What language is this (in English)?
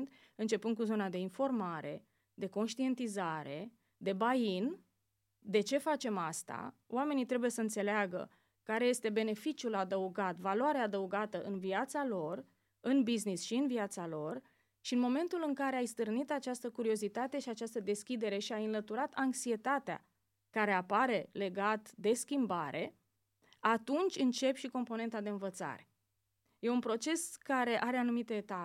Romanian